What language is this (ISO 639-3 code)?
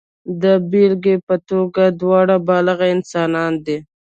pus